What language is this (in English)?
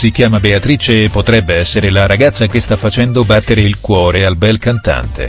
Italian